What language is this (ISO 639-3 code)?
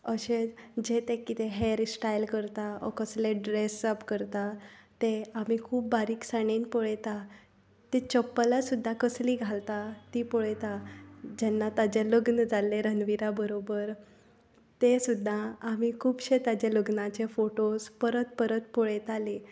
kok